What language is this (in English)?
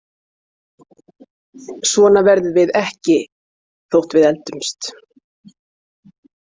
Icelandic